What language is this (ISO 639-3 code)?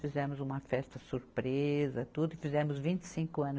por